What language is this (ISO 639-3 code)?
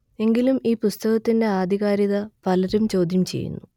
mal